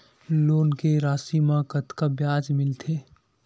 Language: Chhattisgarhi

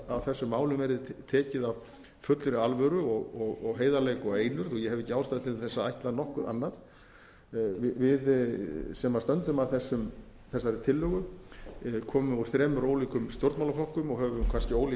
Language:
Icelandic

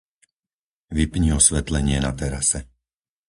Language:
Slovak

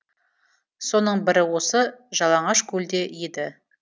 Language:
Kazakh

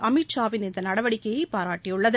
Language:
Tamil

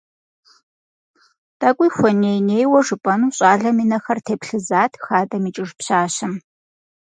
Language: Kabardian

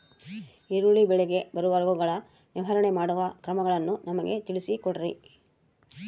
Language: Kannada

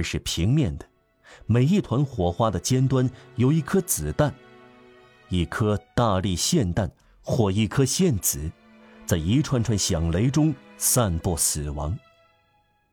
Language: Chinese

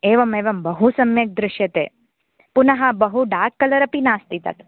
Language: Sanskrit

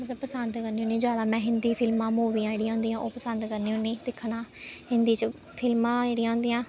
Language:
Dogri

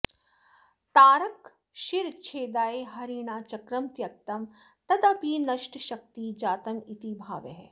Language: Sanskrit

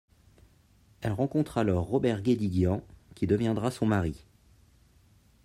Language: French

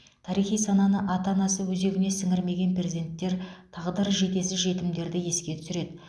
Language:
Kazakh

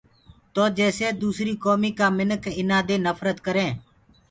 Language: Gurgula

